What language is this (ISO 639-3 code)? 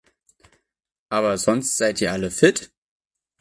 deu